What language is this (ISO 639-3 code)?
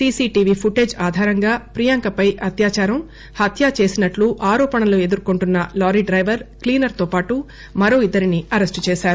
tel